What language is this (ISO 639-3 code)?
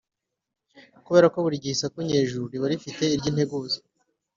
kin